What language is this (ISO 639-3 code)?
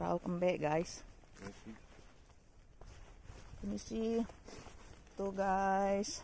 ind